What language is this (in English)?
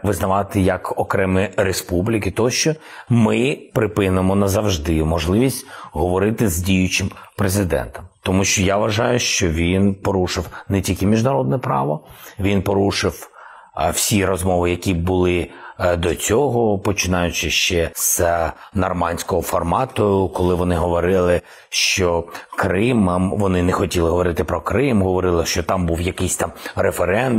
Ukrainian